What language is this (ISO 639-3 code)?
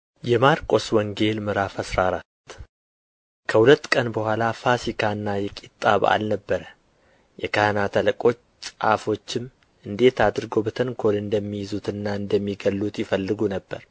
amh